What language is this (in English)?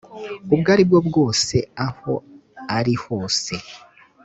Kinyarwanda